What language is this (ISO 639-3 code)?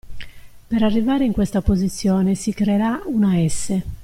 ita